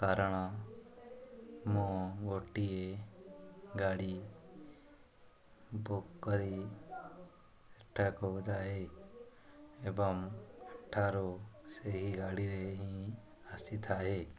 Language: Odia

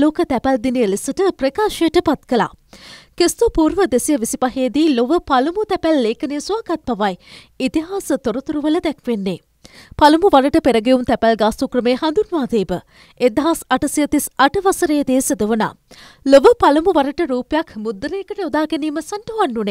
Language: Arabic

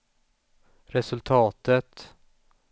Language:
Swedish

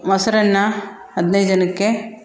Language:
Kannada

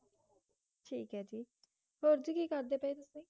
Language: Punjabi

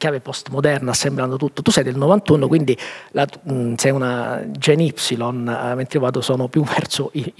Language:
Italian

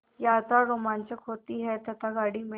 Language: Hindi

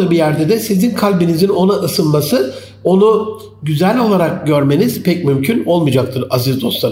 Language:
Turkish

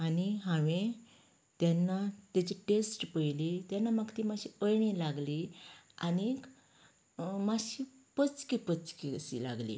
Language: Konkani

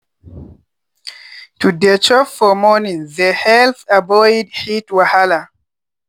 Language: Nigerian Pidgin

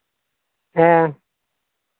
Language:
Santali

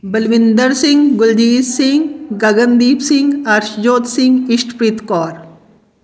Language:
Punjabi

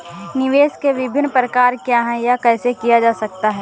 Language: Hindi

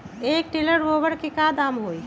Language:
Magahi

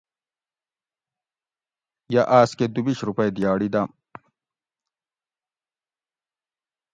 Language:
Gawri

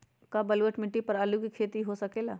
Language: Magahi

